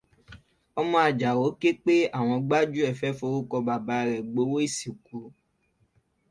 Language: Yoruba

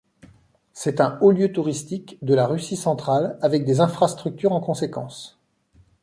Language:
French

